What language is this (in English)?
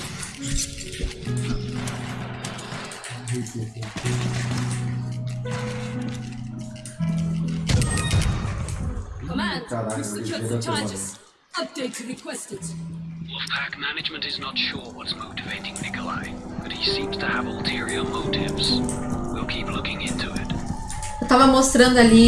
Portuguese